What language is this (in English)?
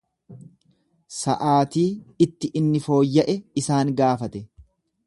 Oromo